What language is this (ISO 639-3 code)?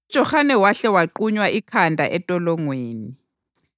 nde